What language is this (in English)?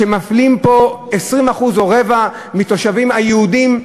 Hebrew